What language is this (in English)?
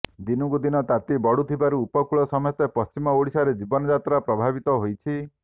Odia